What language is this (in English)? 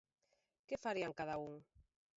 Galician